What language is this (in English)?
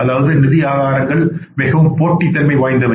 Tamil